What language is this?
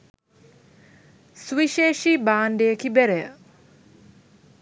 Sinhala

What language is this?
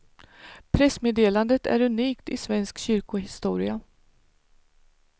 Swedish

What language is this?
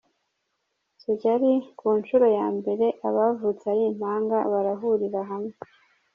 Kinyarwanda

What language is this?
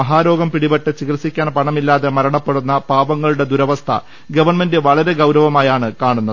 Malayalam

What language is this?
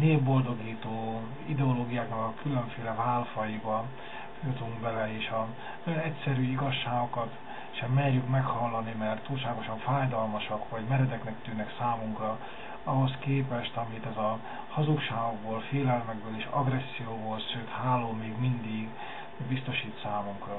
Hungarian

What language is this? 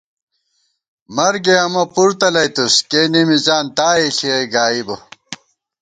Gawar-Bati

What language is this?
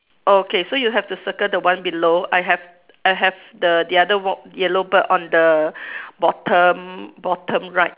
English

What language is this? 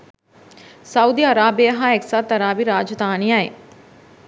Sinhala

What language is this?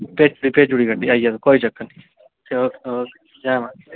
Dogri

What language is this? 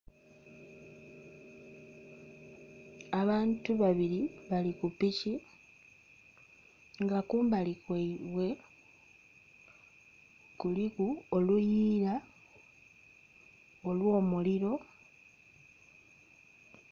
Soga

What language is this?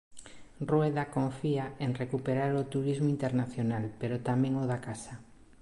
Galician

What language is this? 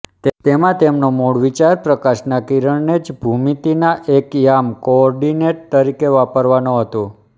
Gujarati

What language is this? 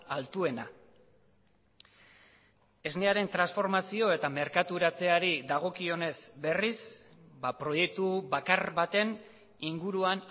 Basque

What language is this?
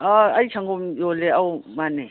Manipuri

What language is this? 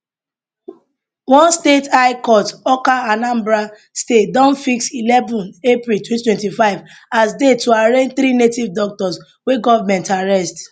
Nigerian Pidgin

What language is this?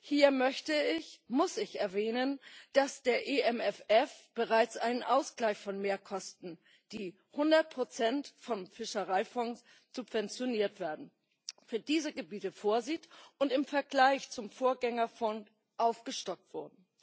German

